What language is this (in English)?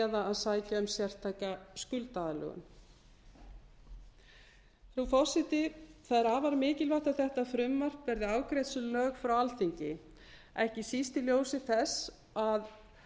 Icelandic